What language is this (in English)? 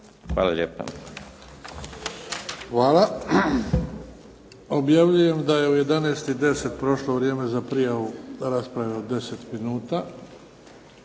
Croatian